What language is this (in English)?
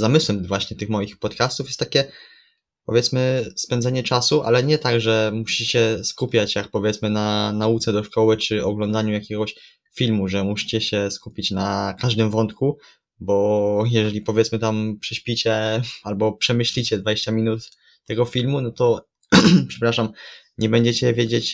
Polish